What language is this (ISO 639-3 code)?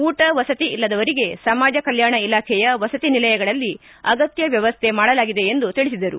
kan